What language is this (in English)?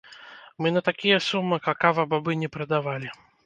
Belarusian